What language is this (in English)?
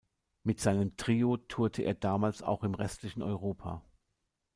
German